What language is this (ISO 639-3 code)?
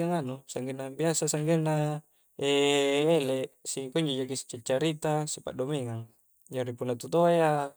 kjc